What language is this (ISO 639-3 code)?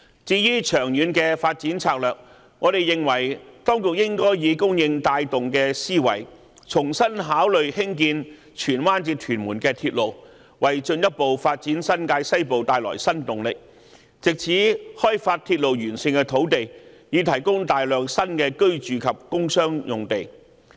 yue